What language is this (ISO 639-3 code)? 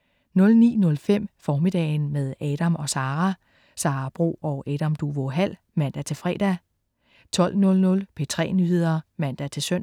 dan